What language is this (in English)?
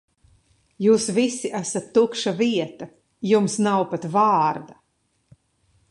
Latvian